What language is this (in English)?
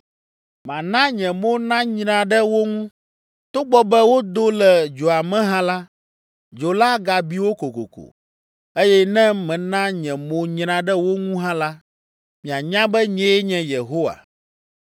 Ewe